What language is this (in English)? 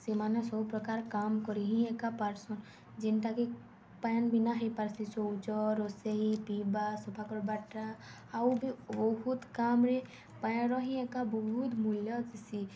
Odia